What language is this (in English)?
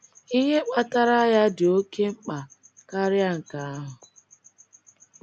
Igbo